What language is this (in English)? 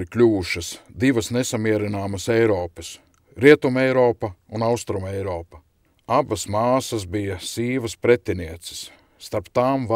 Latvian